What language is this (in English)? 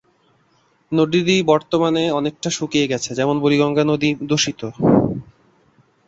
Bangla